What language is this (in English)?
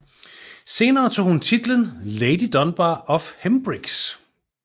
Danish